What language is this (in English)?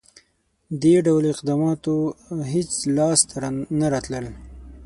Pashto